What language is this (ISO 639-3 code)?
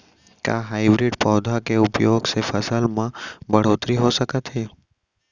hne